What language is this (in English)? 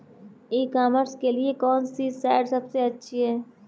Hindi